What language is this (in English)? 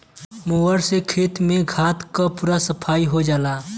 Bhojpuri